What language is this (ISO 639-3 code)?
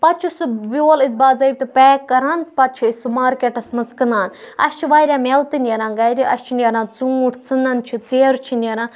kas